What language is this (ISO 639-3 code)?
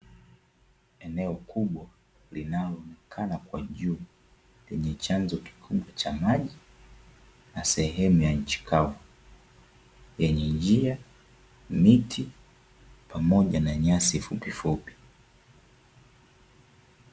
swa